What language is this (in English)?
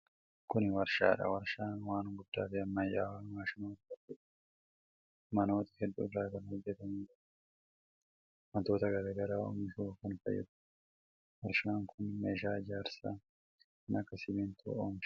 Oromo